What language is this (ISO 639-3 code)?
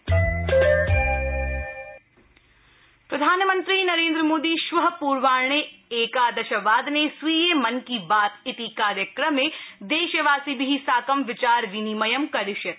san